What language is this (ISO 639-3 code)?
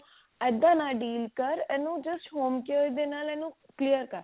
pan